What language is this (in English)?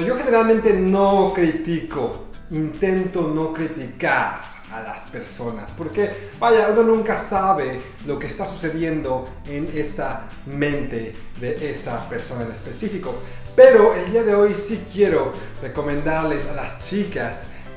Spanish